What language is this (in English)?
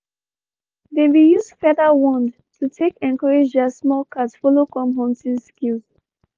Nigerian Pidgin